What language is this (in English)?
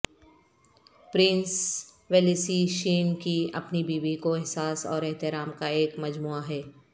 Urdu